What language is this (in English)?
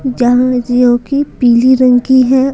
Hindi